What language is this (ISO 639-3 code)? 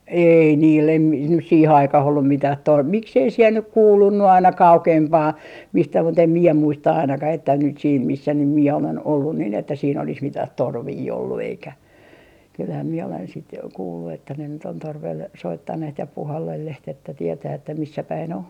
fin